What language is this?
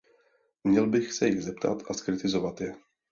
Czech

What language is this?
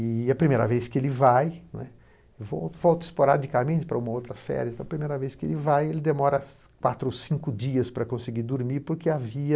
Portuguese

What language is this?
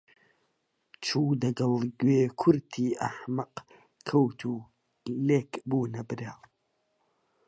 Central Kurdish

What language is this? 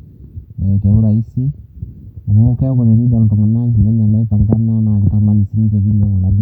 Masai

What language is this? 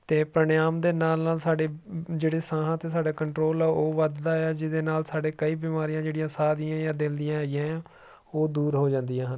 Punjabi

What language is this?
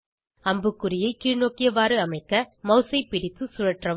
Tamil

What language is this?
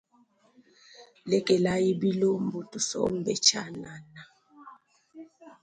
Luba-Lulua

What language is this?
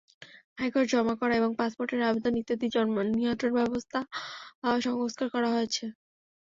Bangla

